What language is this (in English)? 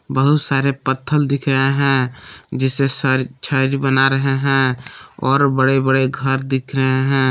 Hindi